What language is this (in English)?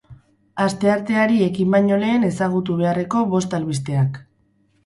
Basque